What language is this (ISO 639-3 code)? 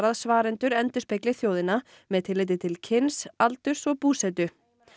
isl